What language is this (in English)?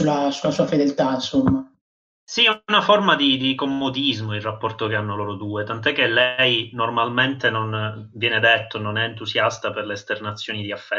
Italian